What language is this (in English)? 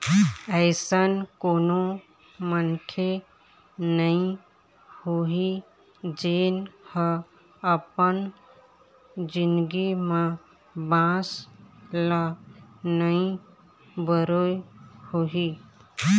Chhattisgarhi